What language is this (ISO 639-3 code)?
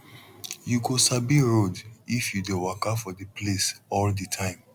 pcm